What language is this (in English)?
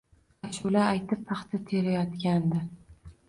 Uzbek